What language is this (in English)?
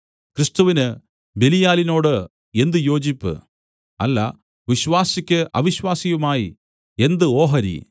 Malayalam